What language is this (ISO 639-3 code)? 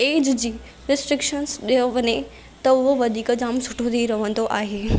snd